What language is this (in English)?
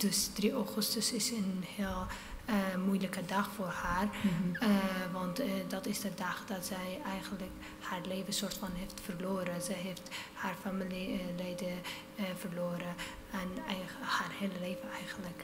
Dutch